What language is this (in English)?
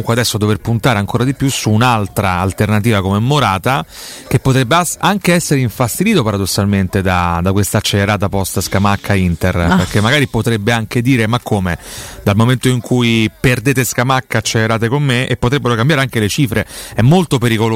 Italian